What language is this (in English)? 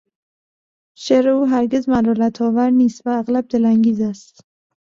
Persian